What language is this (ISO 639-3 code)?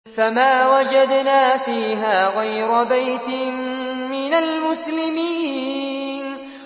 ara